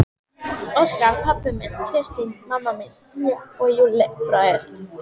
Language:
Icelandic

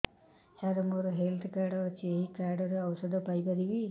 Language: Odia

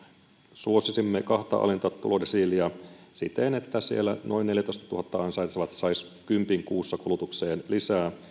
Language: Finnish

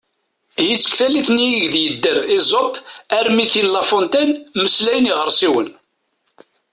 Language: Kabyle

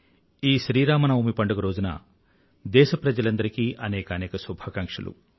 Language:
Telugu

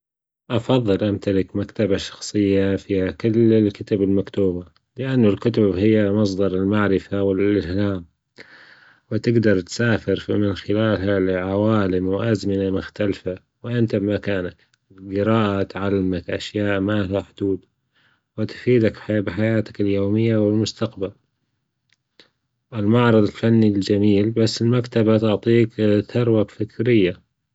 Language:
Gulf Arabic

